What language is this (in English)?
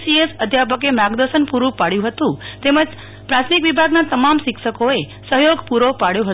Gujarati